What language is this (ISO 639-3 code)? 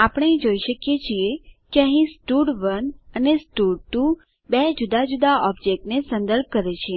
guj